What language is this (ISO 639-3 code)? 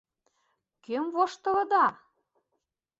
chm